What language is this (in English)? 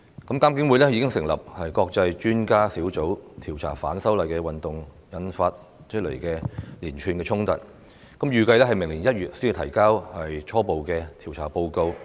Cantonese